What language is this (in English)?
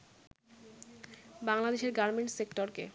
Bangla